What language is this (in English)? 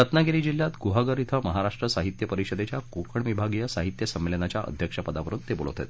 Marathi